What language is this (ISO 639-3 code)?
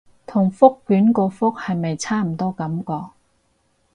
yue